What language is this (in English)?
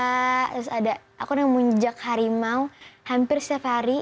Indonesian